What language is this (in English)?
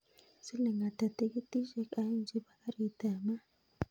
Kalenjin